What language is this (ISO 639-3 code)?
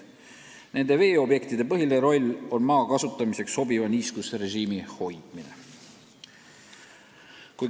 est